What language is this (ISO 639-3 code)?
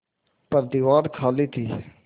hin